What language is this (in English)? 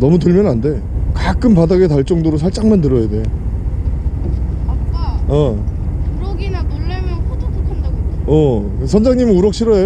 Korean